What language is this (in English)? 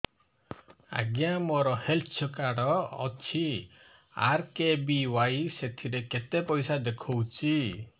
Odia